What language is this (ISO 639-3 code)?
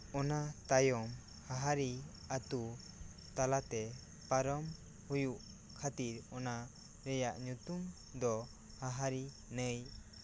sat